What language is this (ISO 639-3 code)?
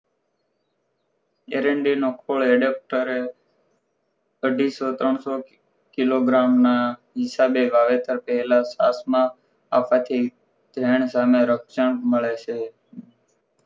guj